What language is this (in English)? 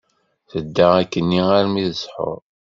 Kabyle